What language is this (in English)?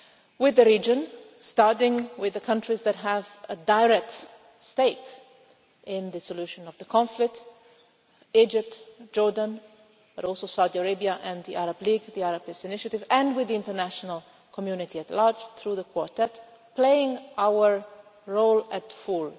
English